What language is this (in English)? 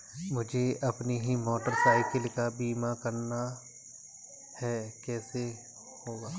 Hindi